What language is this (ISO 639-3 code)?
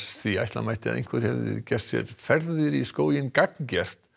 isl